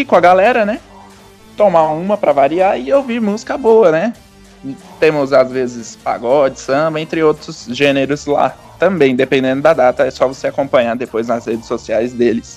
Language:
Portuguese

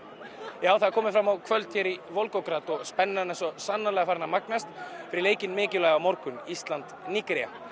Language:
Icelandic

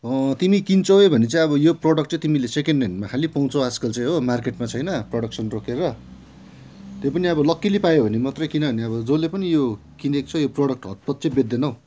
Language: Nepali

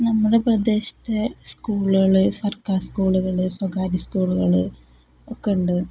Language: Malayalam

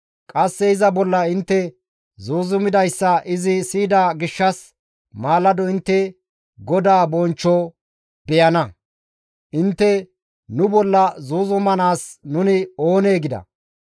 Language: Gamo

